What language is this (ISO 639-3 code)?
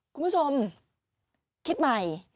tha